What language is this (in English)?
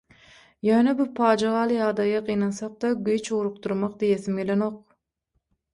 Turkmen